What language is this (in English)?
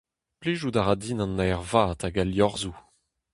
Breton